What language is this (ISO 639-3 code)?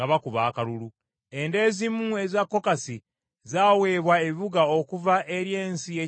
lug